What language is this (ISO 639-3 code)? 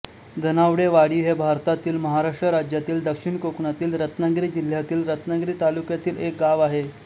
mar